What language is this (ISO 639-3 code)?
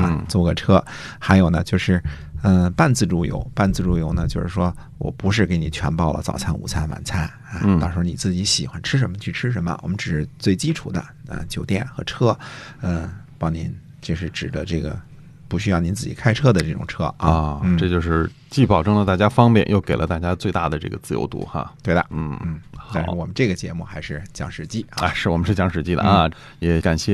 zho